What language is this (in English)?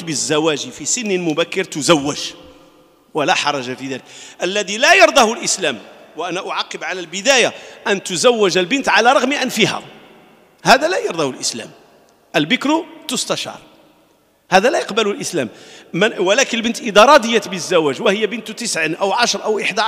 Arabic